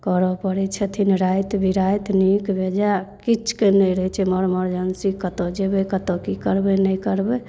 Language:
Maithili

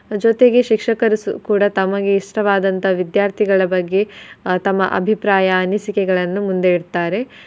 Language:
Kannada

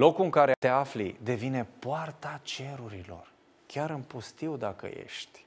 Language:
Romanian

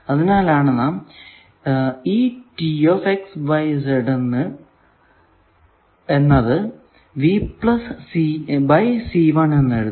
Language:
Malayalam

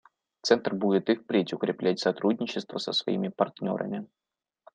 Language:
Russian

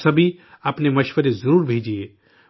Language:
Urdu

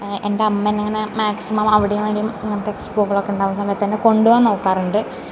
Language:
Malayalam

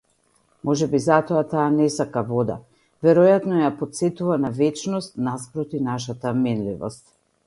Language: Macedonian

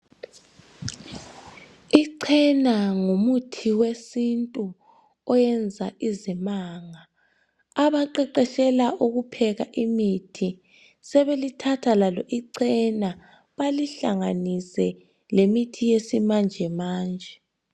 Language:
North Ndebele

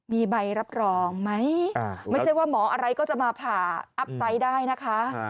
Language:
Thai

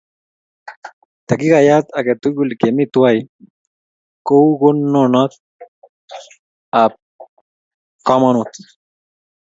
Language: Kalenjin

